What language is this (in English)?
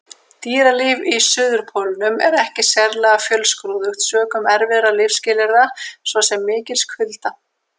Icelandic